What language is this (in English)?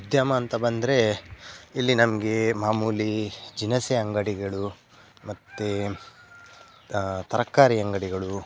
Kannada